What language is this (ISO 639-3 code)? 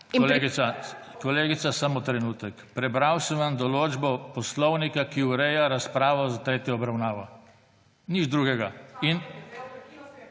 slv